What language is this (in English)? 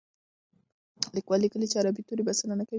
Pashto